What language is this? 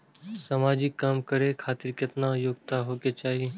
Maithili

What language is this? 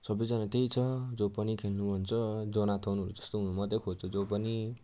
Nepali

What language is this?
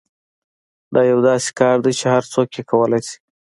Pashto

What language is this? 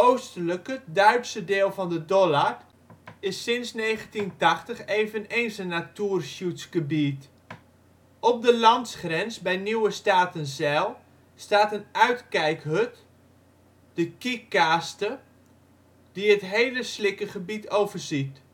Dutch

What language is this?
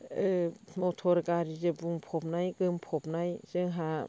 Bodo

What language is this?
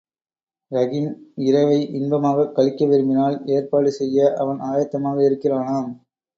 Tamil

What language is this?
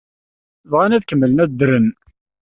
Kabyle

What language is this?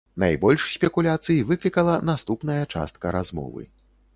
Belarusian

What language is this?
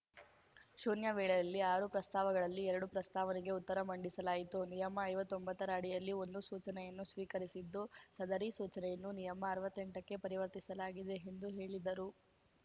Kannada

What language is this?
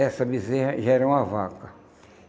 Portuguese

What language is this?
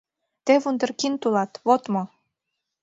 Mari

